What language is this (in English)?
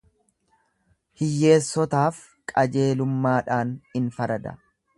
Oromo